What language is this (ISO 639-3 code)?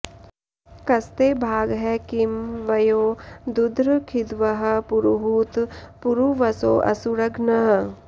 san